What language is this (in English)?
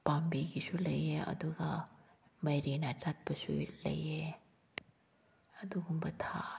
Manipuri